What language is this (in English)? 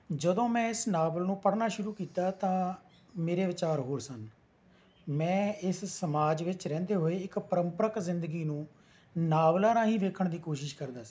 Punjabi